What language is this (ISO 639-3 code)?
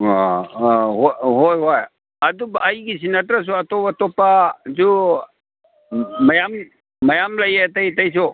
mni